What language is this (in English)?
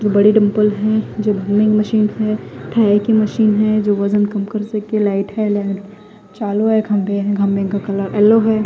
Hindi